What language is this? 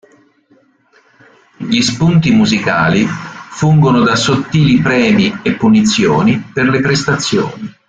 Italian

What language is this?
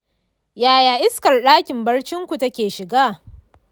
Hausa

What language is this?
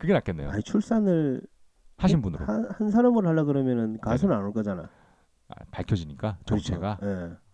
Korean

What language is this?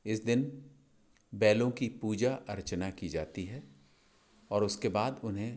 Hindi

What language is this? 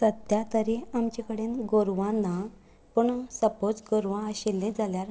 Konkani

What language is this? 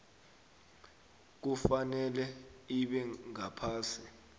South Ndebele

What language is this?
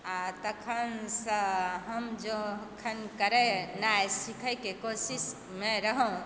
Maithili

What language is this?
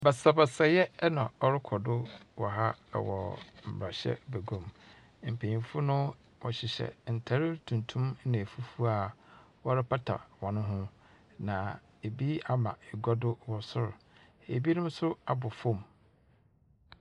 Akan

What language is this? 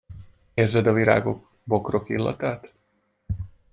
Hungarian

